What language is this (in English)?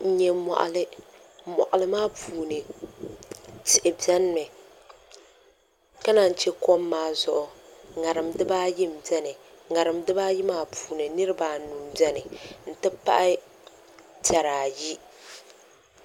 Dagbani